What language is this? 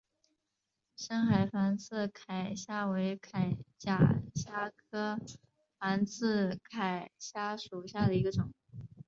Chinese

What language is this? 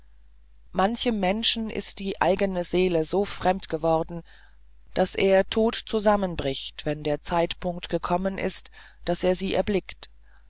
German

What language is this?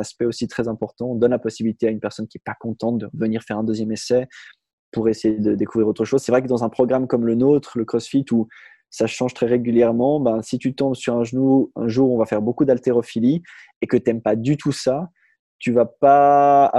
French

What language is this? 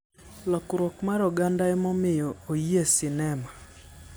Luo (Kenya and Tanzania)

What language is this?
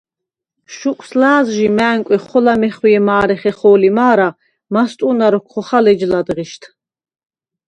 Svan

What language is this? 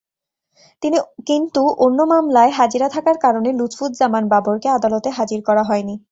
Bangla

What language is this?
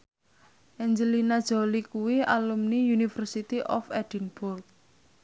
Javanese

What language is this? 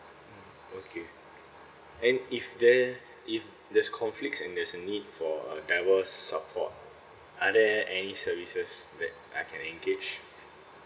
English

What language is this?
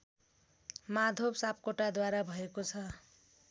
Nepali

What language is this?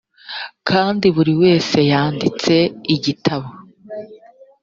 Kinyarwanda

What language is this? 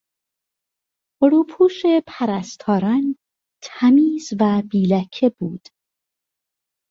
Persian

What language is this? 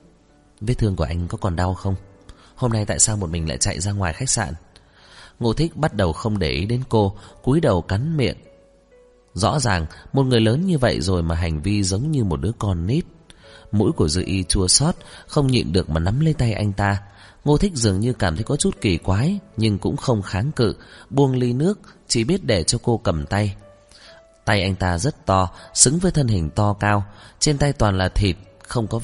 Vietnamese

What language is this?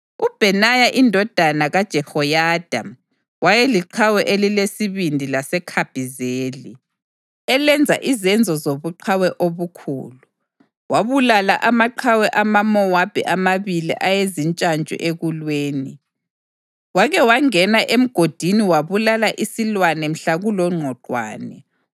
North Ndebele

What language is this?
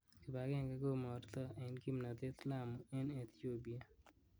Kalenjin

